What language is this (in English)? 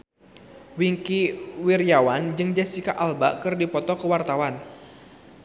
Sundanese